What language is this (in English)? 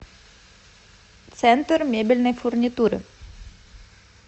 Russian